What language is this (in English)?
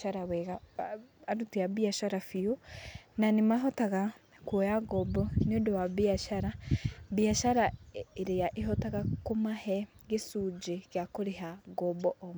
Kikuyu